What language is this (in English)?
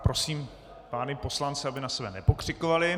Czech